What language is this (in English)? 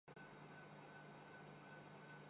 Urdu